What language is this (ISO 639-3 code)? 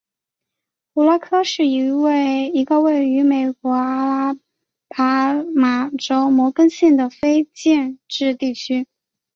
zho